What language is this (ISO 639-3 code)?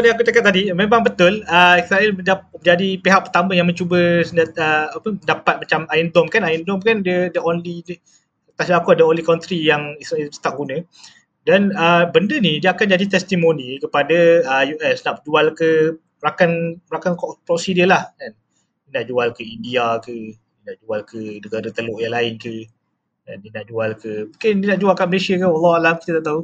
msa